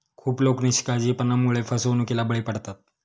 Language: Marathi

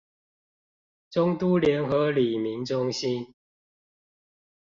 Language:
Chinese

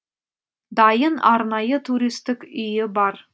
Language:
Kazakh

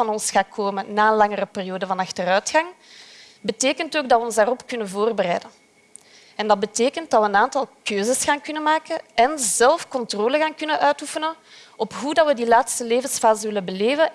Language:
Dutch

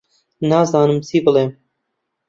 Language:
Central Kurdish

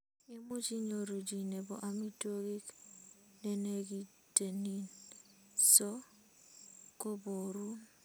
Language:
Kalenjin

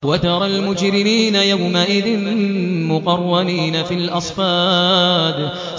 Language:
Arabic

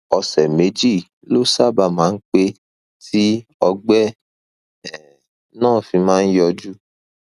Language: Yoruba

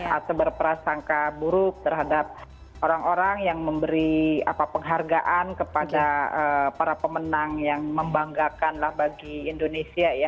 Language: Indonesian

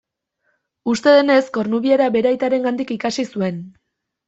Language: Basque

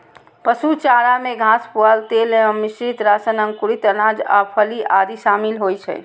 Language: Maithili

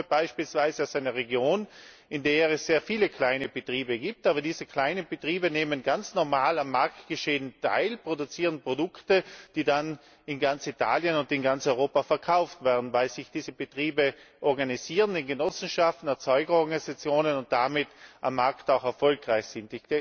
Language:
German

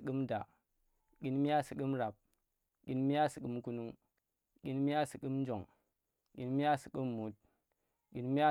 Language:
Tera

